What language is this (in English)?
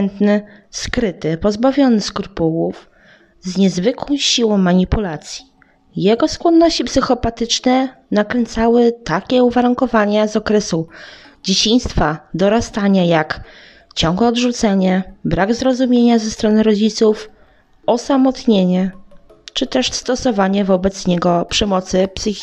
Polish